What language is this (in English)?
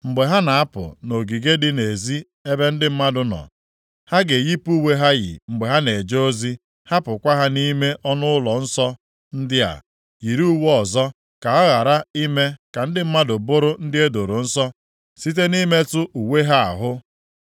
Igbo